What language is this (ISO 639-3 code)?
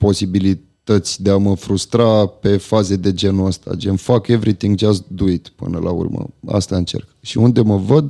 ron